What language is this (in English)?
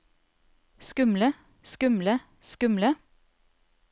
Norwegian